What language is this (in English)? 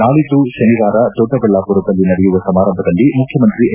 Kannada